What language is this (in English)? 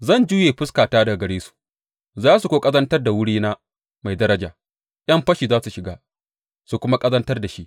Hausa